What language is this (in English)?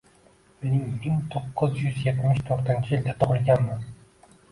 Uzbek